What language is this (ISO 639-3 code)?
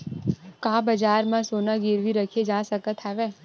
hne